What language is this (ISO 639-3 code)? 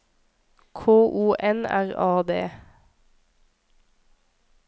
nor